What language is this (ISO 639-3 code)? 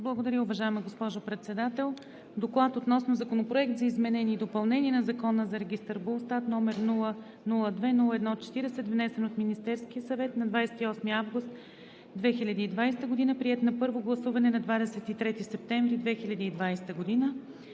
bul